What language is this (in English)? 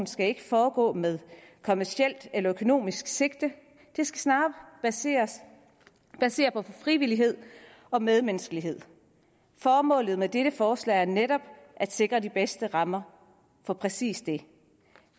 Danish